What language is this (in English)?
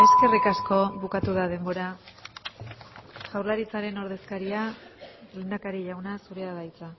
Basque